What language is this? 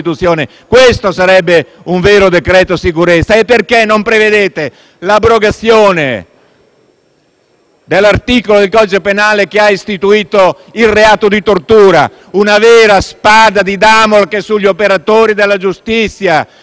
Italian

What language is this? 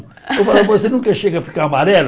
Portuguese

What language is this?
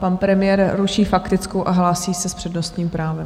Czech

